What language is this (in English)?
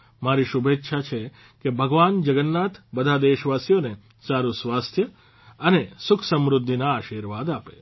Gujarati